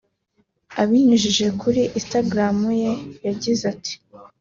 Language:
Kinyarwanda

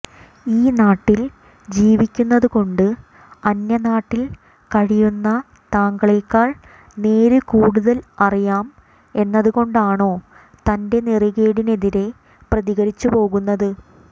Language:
Malayalam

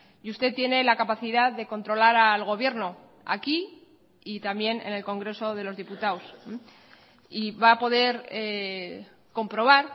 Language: Spanish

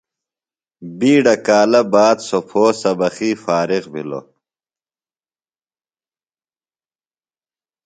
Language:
Phalura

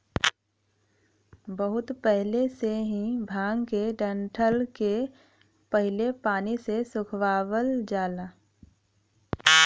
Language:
Bhojpuri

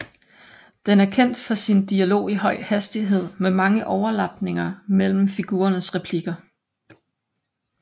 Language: Danish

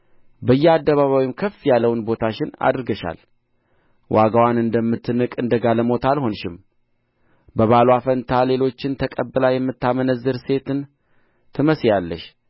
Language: Amharic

